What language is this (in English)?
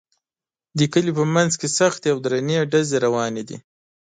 Pashto